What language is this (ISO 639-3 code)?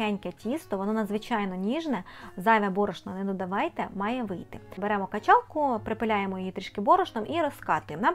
ukr